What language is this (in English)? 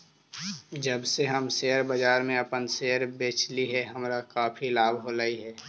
Magahi